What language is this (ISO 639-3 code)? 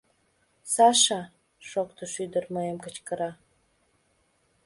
chm